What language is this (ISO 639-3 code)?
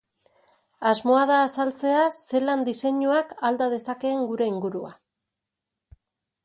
eus